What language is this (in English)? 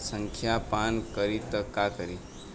Bhojpuri